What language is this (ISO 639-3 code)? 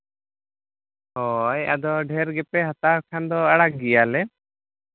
sat